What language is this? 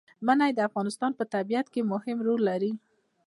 Pashto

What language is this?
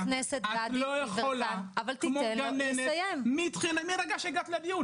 Hebrew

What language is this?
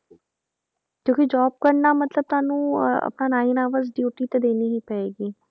Punjabi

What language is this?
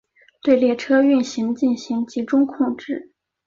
Chinese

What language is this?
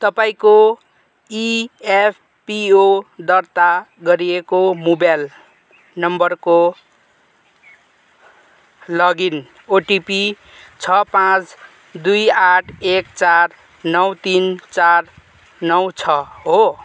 Nepali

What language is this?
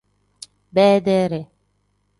Tem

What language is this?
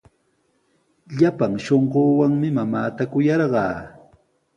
Sihuas Ancash Quechua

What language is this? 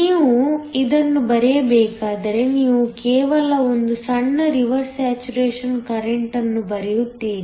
Kannada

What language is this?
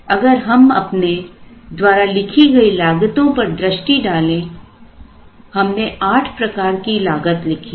Hindi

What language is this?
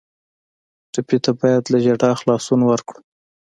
Pashto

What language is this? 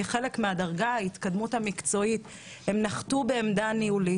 Hebrew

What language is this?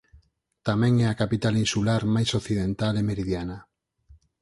Galician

